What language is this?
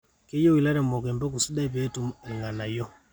Masai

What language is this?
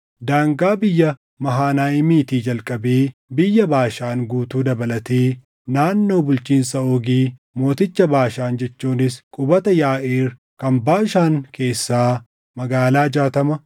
Oromo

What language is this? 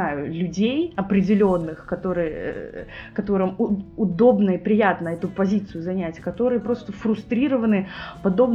Russian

